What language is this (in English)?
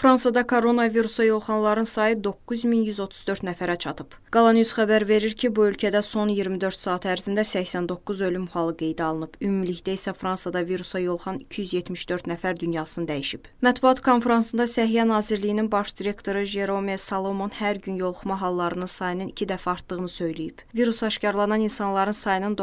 Turkish